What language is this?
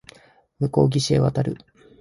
Japanese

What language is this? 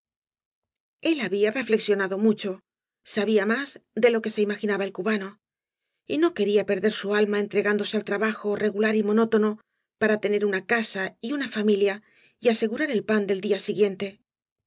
Spanish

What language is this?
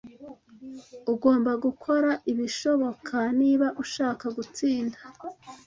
Kinyarwanda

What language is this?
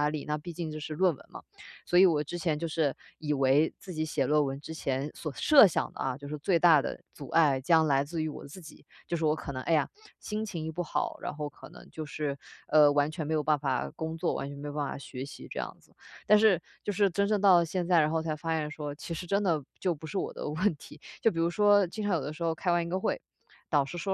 Chinese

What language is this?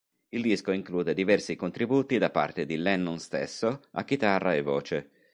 Italian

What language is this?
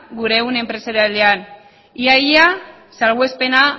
Basque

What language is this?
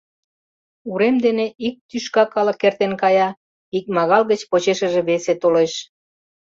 Mari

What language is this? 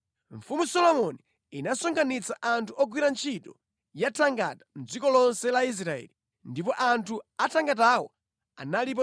Nyanja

